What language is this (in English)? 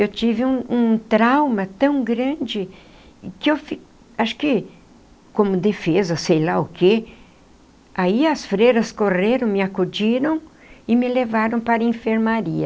Portuguese